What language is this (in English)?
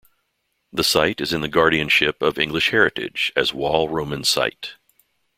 English